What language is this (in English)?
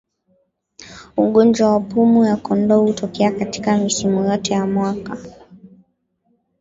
Swahili